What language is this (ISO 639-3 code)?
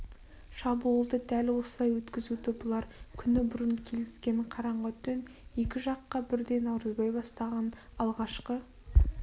kaz